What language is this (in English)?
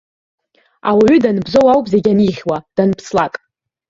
Abkhazian